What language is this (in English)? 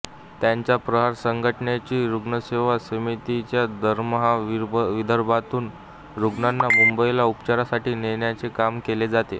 Marathi